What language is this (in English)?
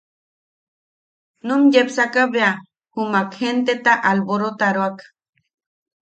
Yaqui